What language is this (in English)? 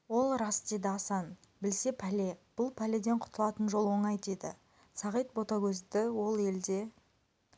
Kazakh